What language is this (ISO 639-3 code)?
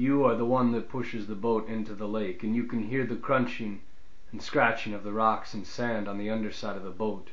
eng